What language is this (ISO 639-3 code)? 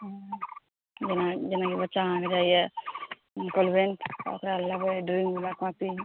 mai